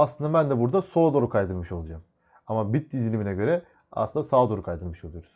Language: Turkish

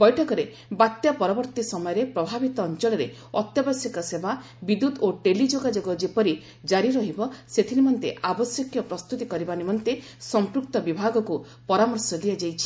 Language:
Odia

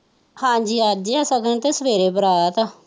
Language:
Punjabi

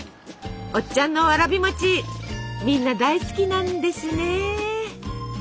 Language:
Japanese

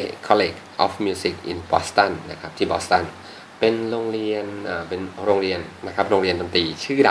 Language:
Thai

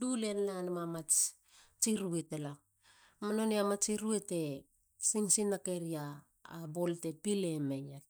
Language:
Halia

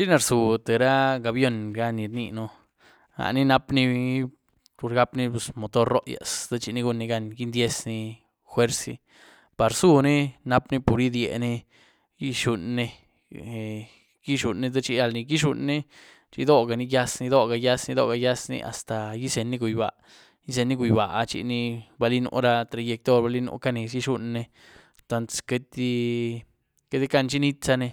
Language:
Güilá Zapotec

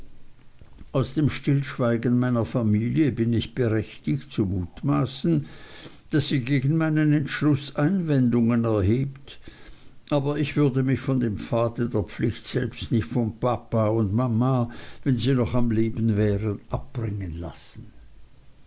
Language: German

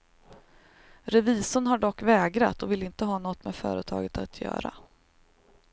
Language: Swedish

